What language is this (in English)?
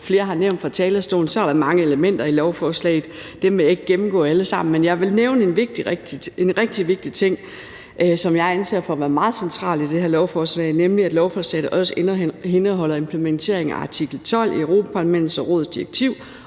Danish